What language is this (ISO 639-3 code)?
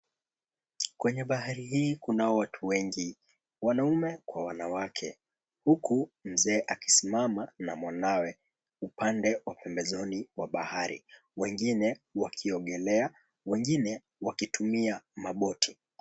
swa